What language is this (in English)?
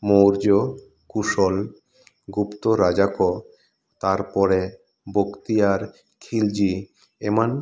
Santali